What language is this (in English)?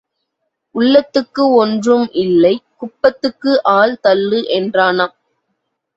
Tamil